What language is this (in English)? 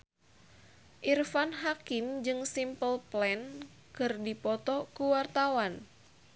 Sundanese